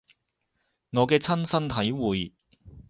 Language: Cantonese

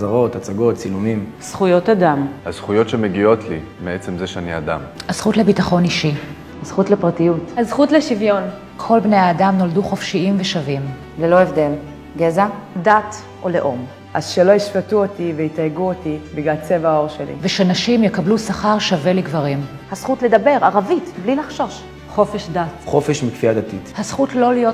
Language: Hebrew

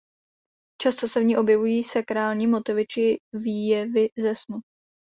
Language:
Czech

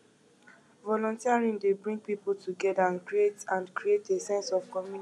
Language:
Nigerian Pidgin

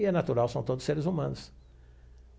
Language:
Portuguese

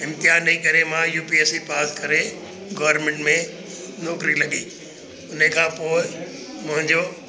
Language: Sindhi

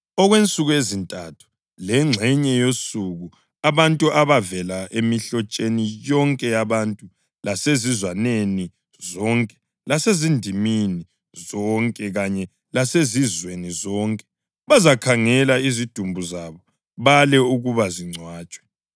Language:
North Ndebele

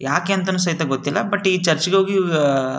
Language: Kannada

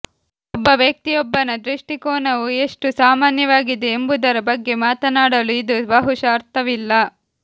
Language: Kannada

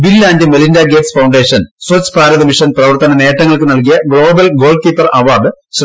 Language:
Malayalam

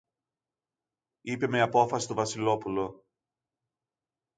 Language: Greek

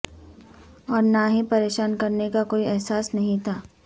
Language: Urdu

